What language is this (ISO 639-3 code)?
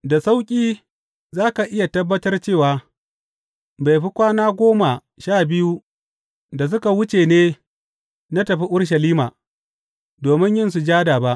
hau